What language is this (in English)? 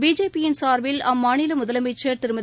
Tamil